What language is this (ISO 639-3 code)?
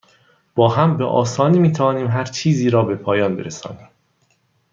fas